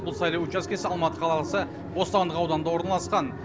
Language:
Kazakh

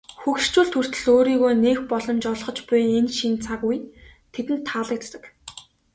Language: Mongolian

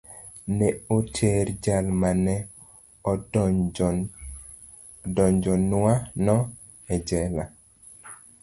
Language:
Luo (Kenya and Tanzania)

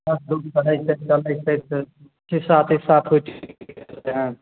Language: Maithili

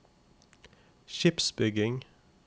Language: Norwegian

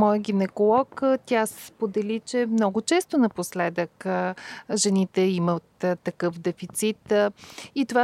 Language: Bulgarian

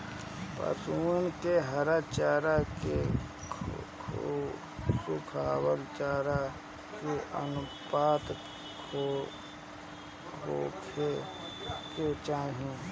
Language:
Bhojpuri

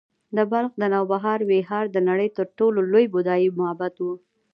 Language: Pashto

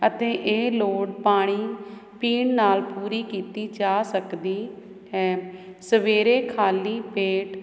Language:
Punjabi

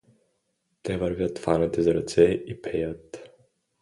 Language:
Bulgarian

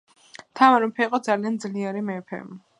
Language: Georgian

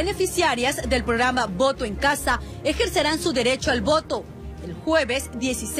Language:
Spanish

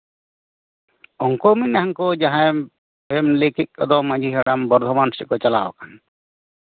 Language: Santali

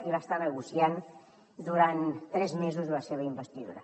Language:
Catalan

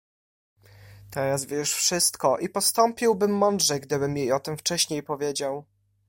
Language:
Polish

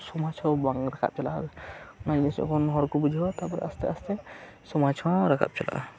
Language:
Santali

